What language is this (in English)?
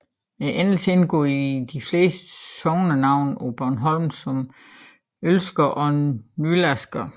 Danish